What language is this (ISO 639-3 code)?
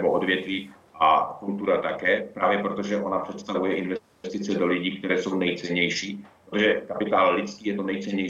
ces